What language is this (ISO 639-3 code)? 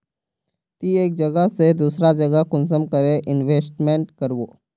mag